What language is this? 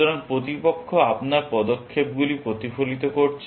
Bangla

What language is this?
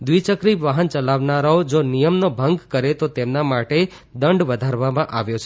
Gujarati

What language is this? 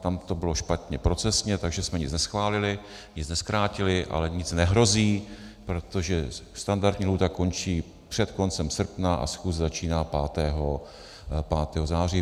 Czech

